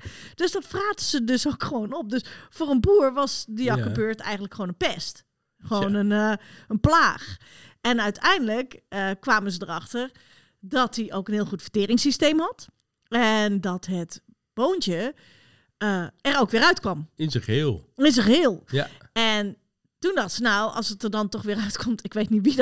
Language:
Dutch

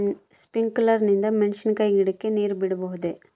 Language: Kannada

